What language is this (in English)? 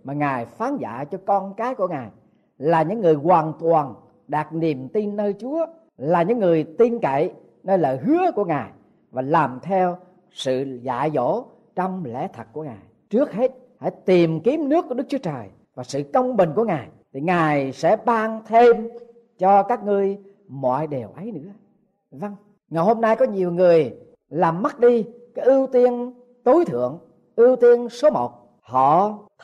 Vietnamese